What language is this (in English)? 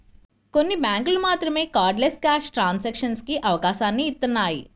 Telugu